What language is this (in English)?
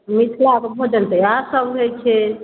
Maithili